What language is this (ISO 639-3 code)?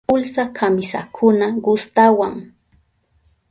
qup